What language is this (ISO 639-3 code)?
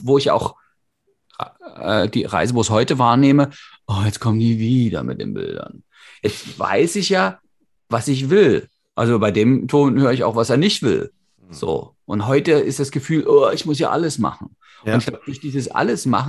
deu